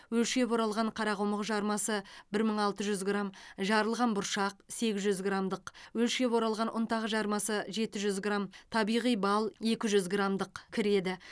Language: Kazakh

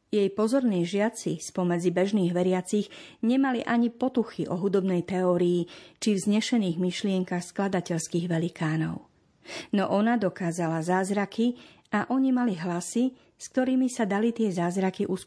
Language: Slovak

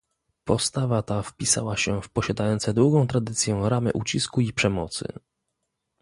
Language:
Polish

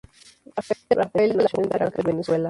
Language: Spanish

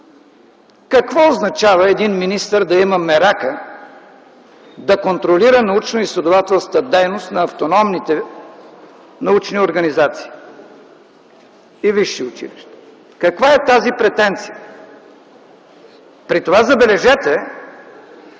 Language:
Bulgarian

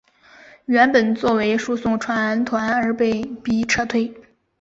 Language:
Chinese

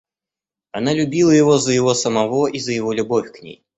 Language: Russian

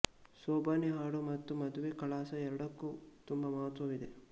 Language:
Kannada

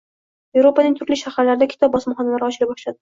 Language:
Uzbek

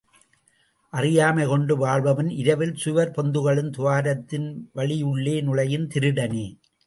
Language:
Tamil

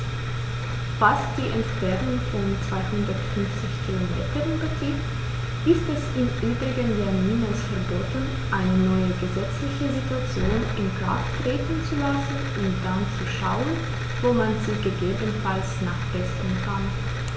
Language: German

